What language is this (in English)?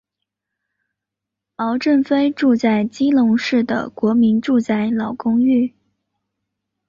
Chinese